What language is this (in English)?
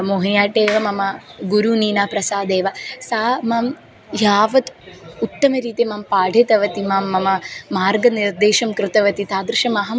Sanskrit